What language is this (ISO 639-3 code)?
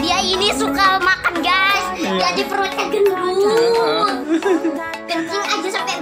ind